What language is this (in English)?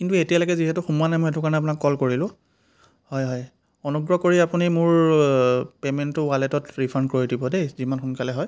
Assamese